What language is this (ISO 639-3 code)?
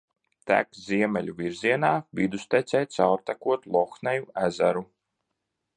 lav